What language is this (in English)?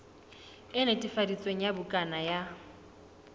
Southern Sotho